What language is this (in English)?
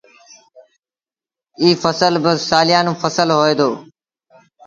Sindhi Bhil